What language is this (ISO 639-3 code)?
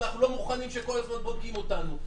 heb